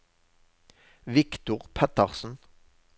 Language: Norwegian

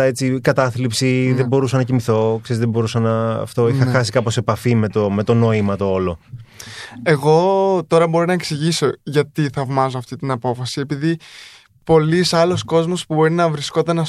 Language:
Greek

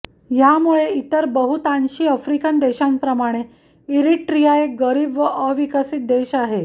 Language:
Marathi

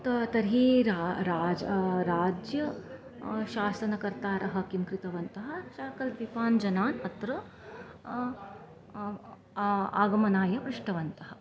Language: Sanskrit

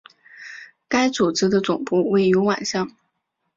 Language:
Chinese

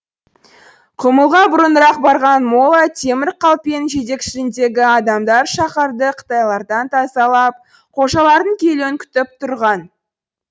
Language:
Kazakh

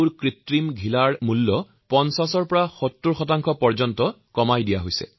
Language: Assamese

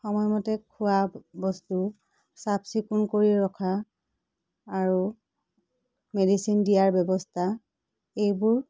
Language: Assamese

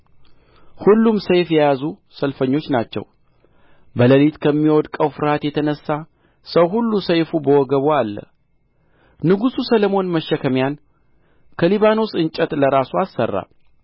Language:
Amharic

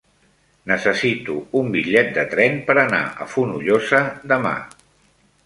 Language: Catalan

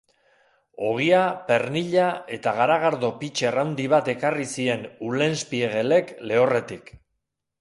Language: Basque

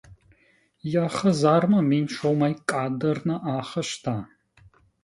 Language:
Ossetic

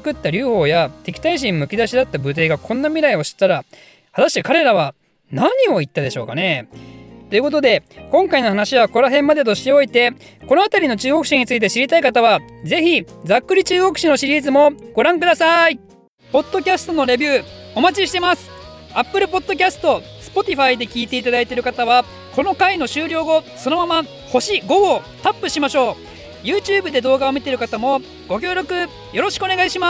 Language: Japanese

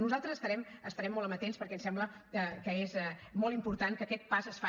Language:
Catalan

